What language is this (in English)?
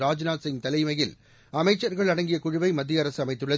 Tamil